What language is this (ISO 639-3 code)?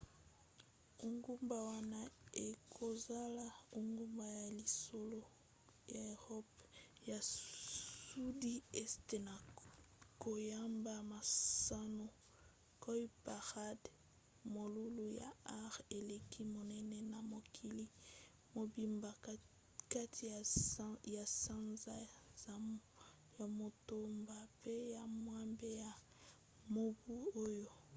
lin